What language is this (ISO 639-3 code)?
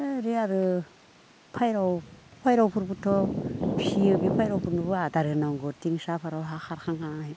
brx